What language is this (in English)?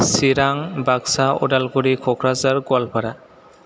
Bodo